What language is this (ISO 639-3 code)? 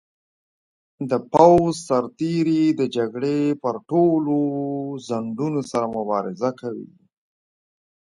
pus